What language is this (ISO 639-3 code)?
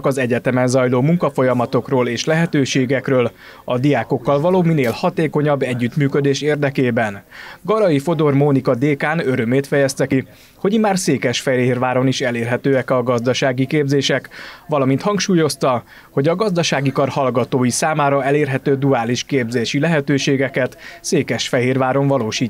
hun